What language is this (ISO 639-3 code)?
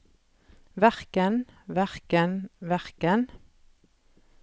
nor